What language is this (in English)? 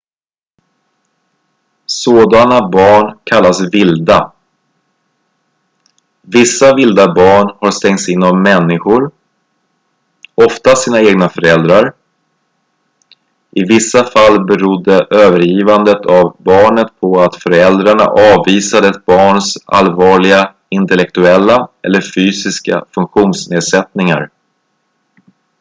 Swedish